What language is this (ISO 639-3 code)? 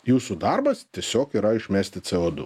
lit